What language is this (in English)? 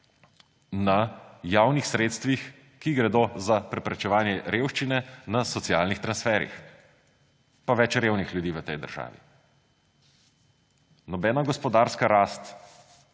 Slovenian